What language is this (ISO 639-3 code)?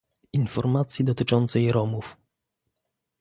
pol